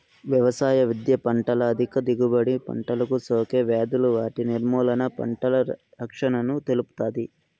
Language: Telugu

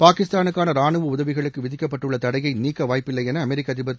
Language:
Tamil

